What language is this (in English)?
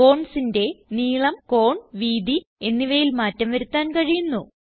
Malayalam